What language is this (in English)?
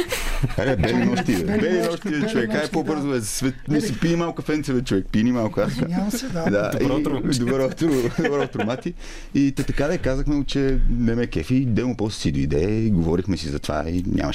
Bulgarian